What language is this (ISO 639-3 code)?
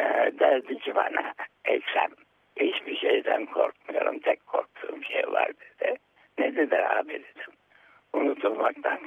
tur